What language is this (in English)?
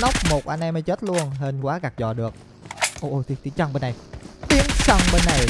Vietnamese